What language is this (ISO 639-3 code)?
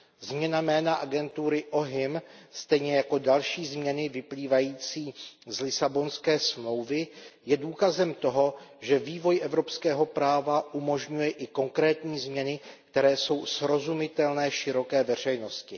ces